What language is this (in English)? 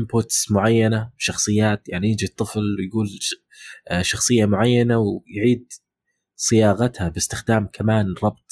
Arabic